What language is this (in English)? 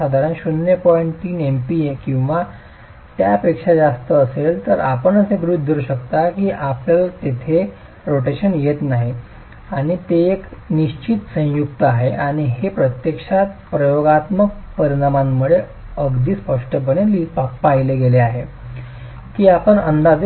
Marathi